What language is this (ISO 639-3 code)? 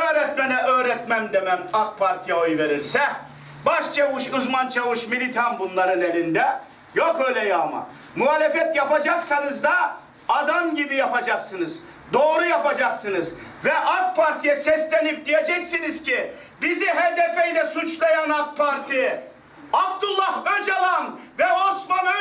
tur